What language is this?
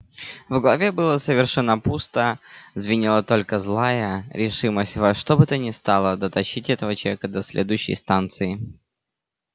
Russian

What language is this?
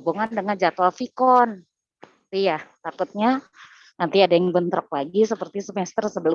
Indonesian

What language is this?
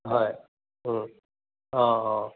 Assamese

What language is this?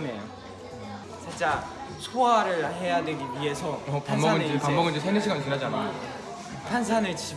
Korean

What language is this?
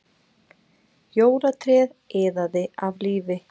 Icelandic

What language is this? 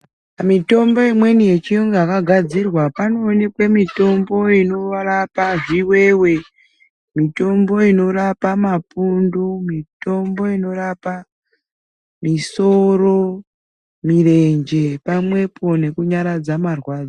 Ndau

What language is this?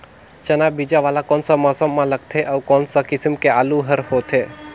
Chhattisgarhi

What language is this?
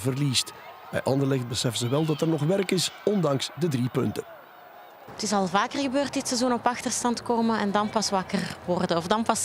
Dutch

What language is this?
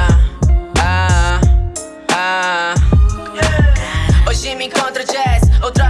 Portuguese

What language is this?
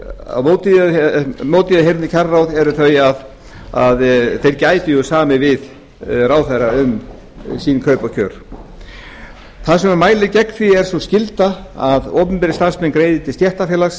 Icelandic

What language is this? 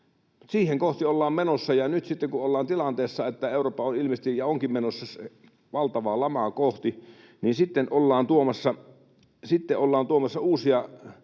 Finnish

